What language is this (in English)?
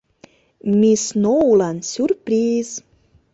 Mari